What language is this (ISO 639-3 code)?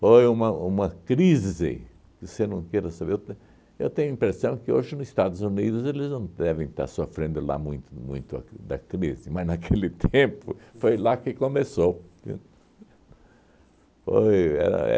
por